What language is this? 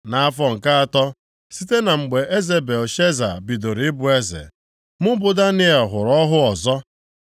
Igbo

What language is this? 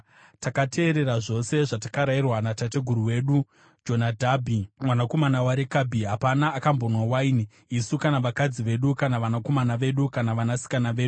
Shona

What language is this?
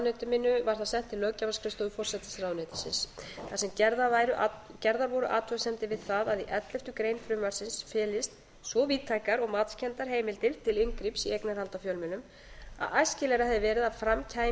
Icelandic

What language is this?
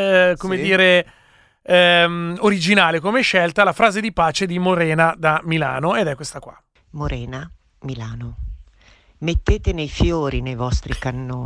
Italian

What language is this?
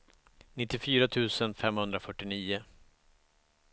Swedish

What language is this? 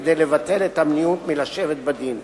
Hebrew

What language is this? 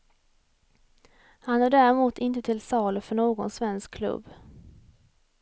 Swedish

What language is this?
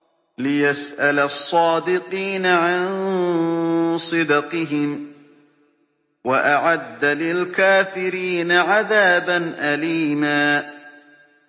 Arabic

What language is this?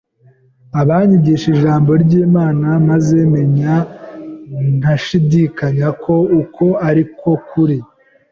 Kinyarwanda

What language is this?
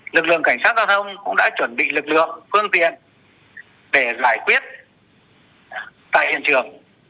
Vietnamese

